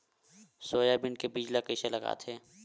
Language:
Chhattisgarhi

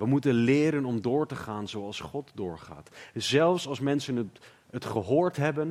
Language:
Dutch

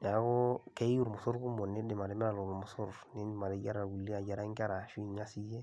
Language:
Masai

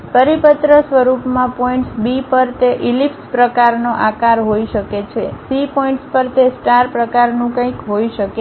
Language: Gujarati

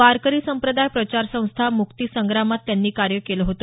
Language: Marathi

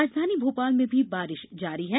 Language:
Hindi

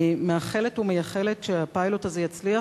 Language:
Hebrew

